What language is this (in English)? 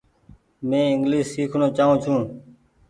Goaria